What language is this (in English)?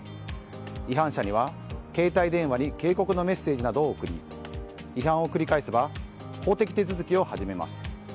Japanese